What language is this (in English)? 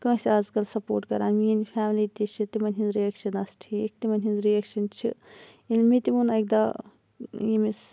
Kashmiri